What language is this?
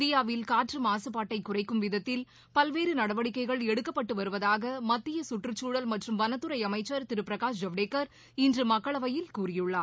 Tamil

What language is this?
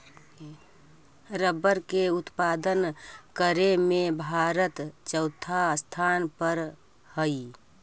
Magahi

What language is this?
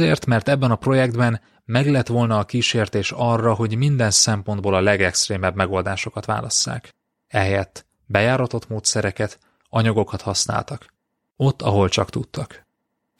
Hungarian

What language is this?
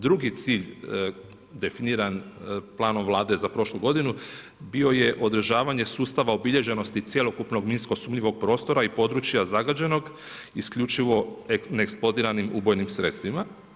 Croatian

